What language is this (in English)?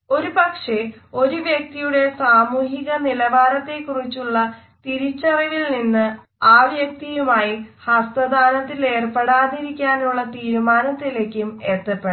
Malayalam